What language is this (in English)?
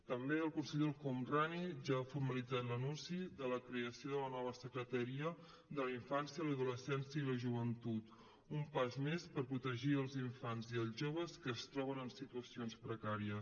Catalan